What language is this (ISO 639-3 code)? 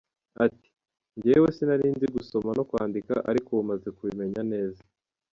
kin